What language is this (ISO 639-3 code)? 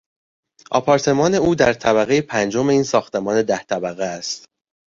fas